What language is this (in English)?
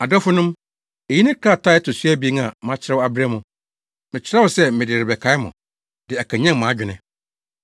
Akan